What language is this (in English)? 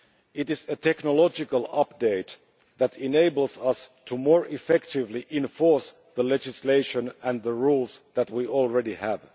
English